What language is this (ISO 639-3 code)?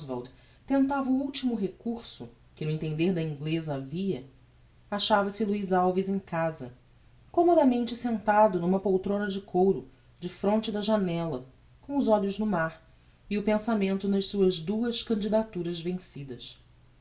por